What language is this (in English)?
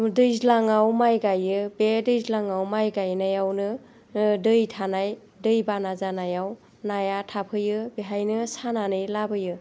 Bodo